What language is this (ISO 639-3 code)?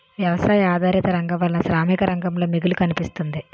tel